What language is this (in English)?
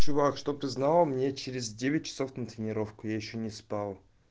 Russian